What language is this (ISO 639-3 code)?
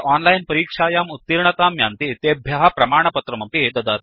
san